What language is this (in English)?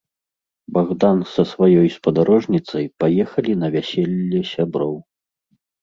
Belarusian